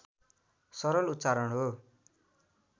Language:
Nepali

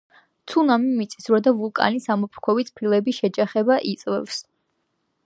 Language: Georgian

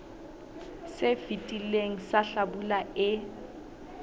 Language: Southern Sotho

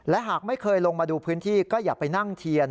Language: Thai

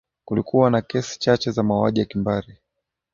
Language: Swahili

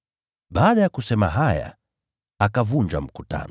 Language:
Swahili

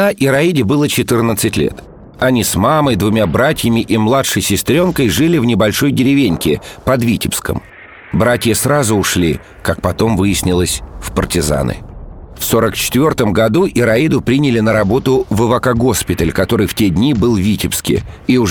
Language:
Russian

